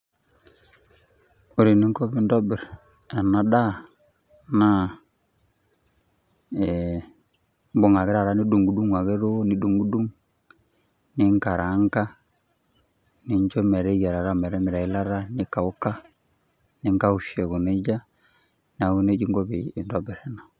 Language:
Masai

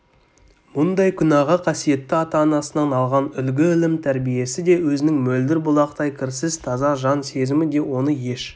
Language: Kazakh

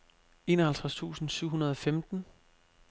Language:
Danish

